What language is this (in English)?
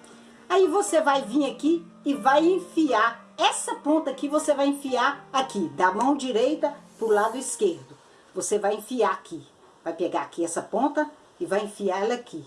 Portuguese